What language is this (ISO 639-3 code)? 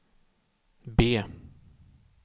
swe